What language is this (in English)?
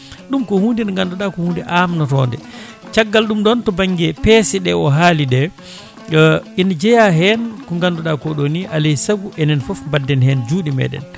Fula